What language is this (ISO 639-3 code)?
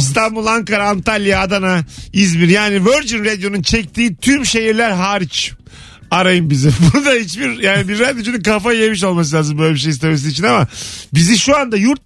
tur